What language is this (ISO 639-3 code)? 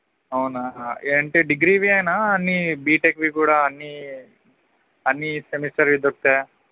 tel